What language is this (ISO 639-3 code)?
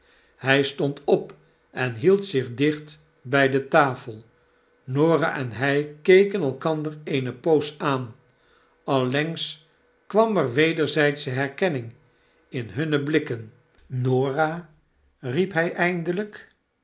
nld